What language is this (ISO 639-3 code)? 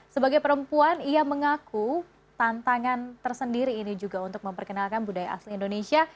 ind